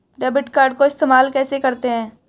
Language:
Hindi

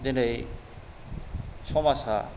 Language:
Bodo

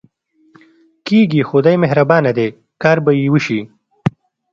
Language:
Pashto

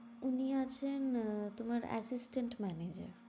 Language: Bangla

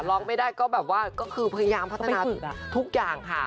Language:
Thai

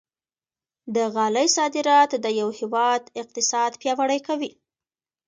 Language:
Pashto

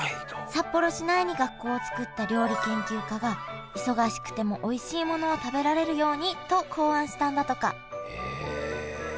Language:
Japanese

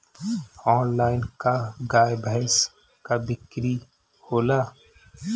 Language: Bhojpuri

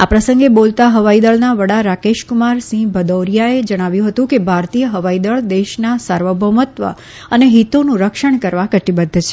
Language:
Gujarati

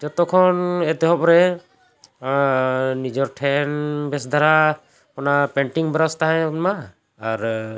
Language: Santali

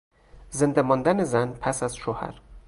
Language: Persian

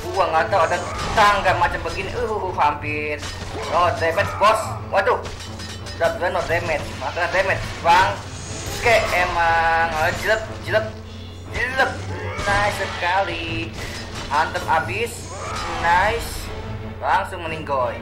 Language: Indonesian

